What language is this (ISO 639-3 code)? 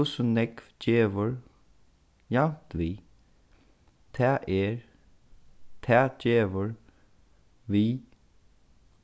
fao